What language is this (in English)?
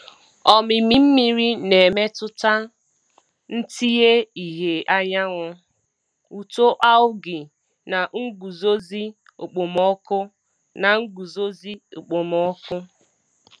Igbo